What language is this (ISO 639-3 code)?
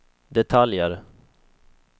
swe